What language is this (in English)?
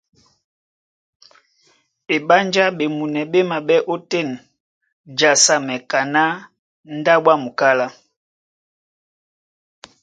Duala